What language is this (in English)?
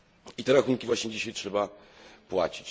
Polish